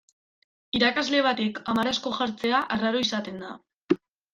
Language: Basque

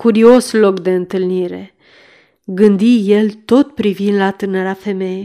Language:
Romanian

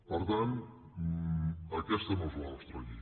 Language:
Catalan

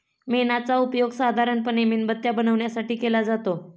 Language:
Marathi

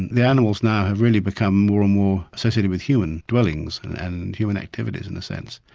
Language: English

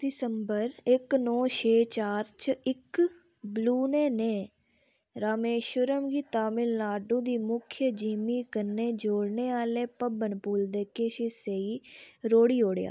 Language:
Dogri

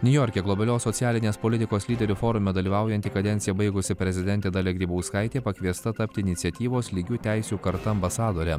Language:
Lithuanian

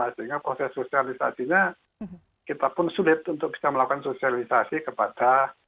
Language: Indonesian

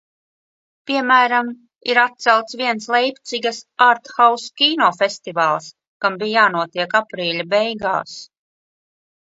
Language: Latvian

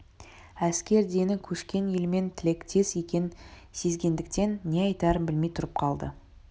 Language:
Kazakh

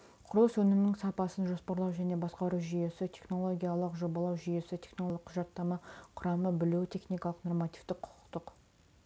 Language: Kazakh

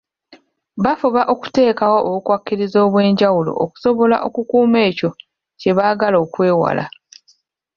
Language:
Ganda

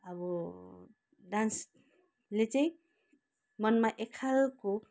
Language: Nepali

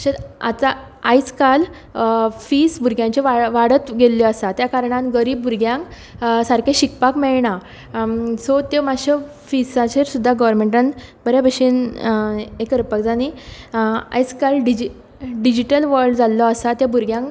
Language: Konkani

